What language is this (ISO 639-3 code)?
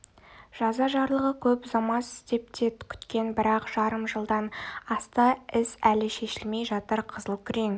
kaz